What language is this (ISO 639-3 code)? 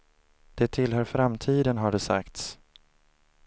swe